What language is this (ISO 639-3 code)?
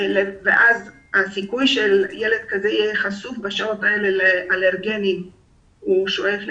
heb